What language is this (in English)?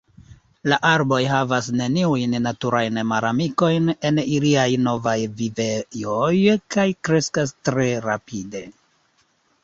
Esperanto